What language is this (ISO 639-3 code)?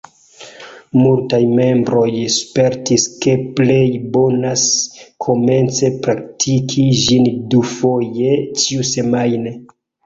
epo